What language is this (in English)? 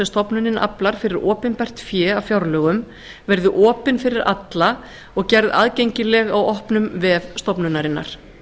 Icelandic